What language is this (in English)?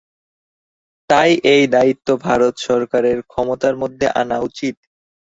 Bangla